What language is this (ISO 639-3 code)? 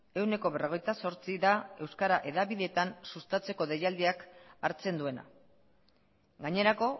eus